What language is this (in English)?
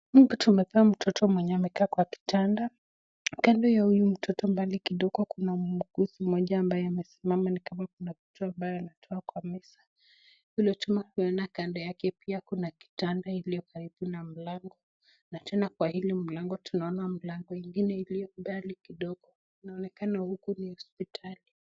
Swahili